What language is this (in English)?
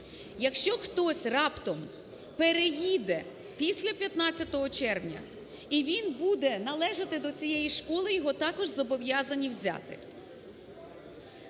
Ukrainian